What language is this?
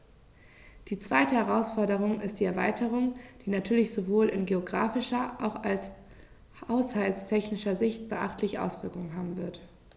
German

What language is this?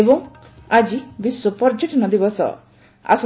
Odia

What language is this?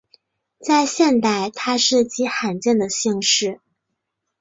Chinese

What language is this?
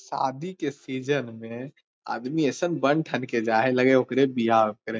Magahi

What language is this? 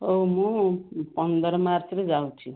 Odia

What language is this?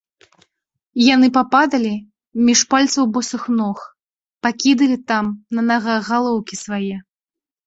Belarusian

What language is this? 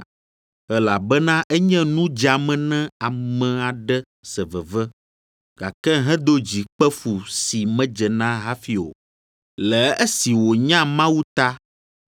Ewe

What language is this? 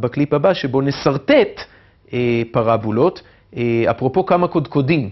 Hebrew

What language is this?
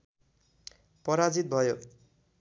Nepali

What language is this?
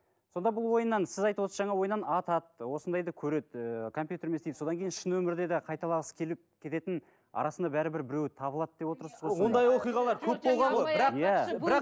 Kazakh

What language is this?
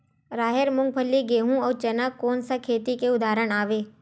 Chhattisgarhi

